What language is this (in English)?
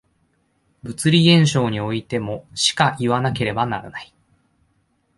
Japanese